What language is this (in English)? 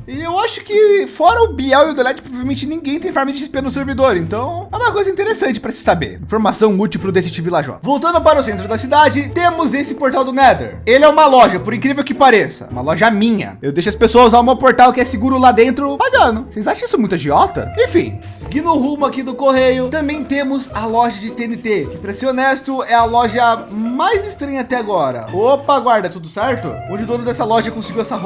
Portuguese